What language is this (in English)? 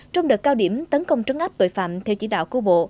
Vietnamese